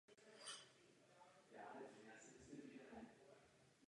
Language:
Czech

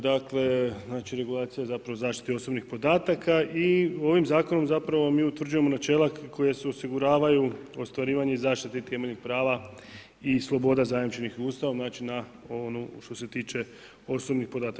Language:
Croatian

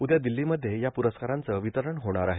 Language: Marathi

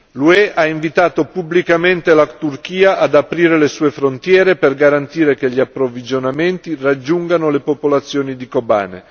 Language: Italian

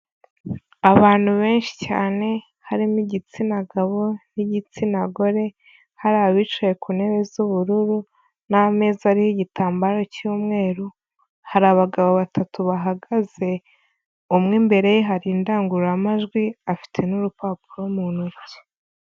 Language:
Kinyarwanda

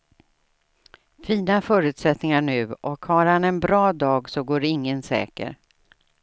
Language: Swedish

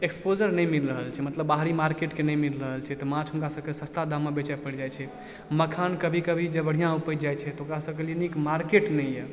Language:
Maithili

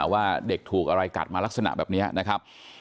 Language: Thai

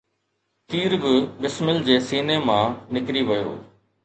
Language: Sindhi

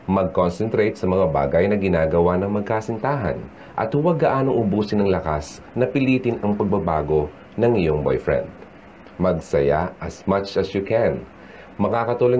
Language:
Filipino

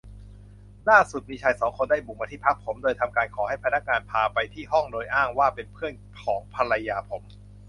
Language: Thai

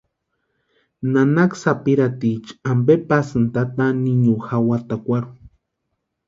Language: Western Highland Purepecha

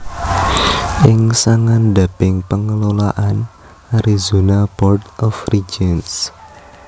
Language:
Javanese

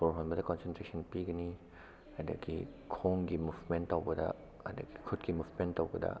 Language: Manipuri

